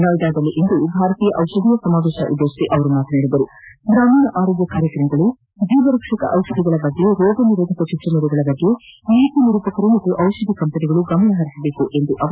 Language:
Kannada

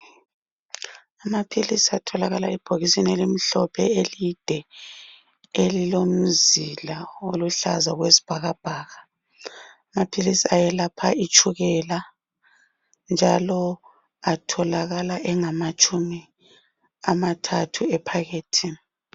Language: North Ndebele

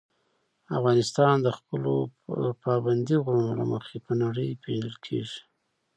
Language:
Pashto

